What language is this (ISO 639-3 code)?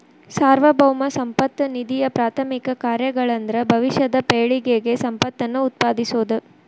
kan